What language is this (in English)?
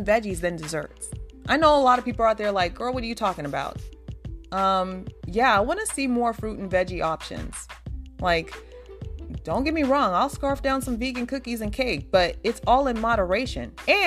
English